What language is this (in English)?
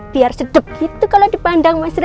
Indonesian